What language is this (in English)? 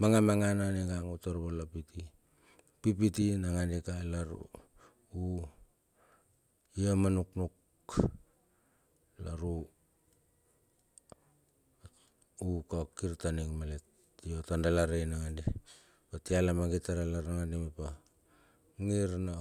Bilur